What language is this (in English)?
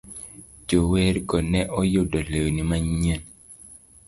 Luo (Kenya and Tanzania)